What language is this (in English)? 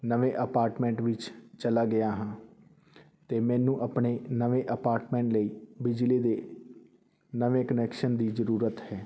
Punjabi